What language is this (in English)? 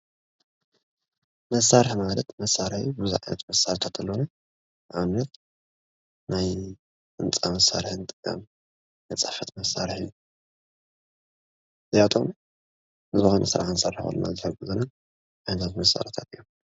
Tigrinya